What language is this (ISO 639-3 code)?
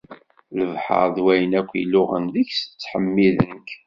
kab